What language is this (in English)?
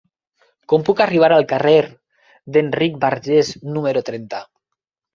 Catalan